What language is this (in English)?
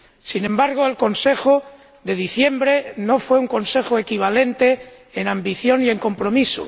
Spanish